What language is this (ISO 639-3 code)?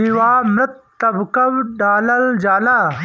bho